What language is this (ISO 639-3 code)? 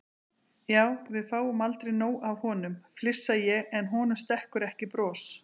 isl